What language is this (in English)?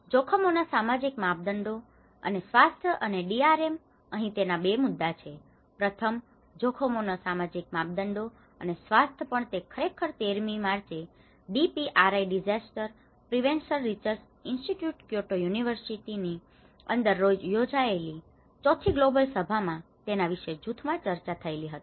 Gujarati